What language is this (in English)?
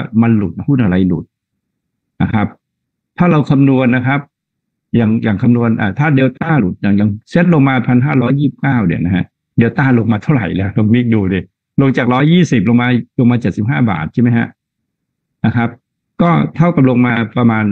Thai